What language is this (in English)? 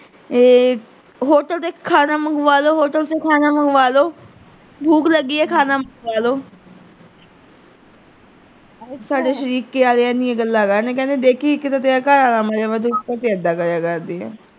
Punjabi